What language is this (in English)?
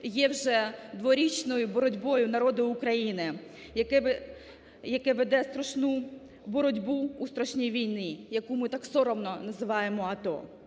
Ukrainian